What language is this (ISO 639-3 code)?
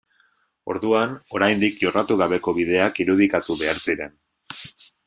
eus